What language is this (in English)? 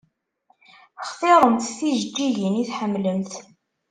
Kabyle